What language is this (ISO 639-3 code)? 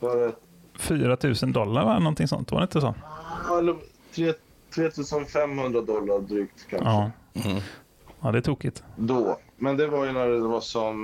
swe